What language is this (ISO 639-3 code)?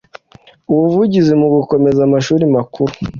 kin